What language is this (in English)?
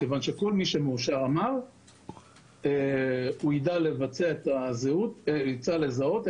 Hebrew